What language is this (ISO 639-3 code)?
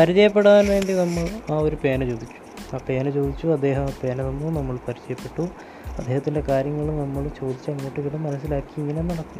mal